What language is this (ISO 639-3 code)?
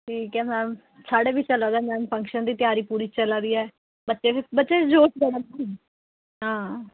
doi